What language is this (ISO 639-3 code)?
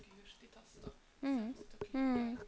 nor